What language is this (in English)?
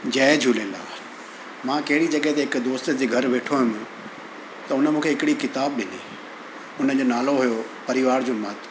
Sindhi